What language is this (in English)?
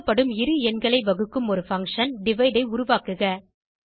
Tamil